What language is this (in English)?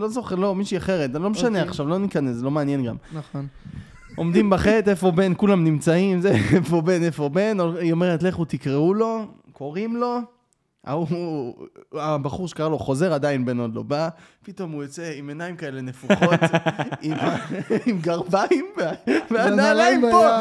Hebrew